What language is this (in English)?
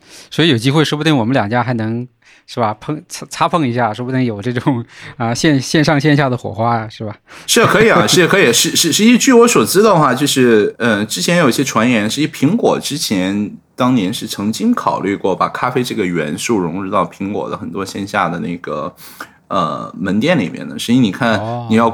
Chinese